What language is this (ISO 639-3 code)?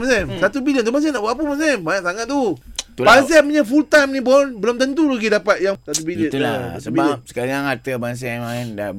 msa